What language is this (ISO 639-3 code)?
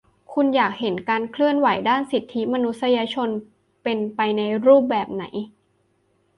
tha